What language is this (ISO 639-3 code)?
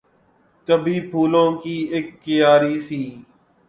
urd